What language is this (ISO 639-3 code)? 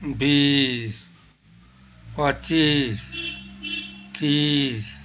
nep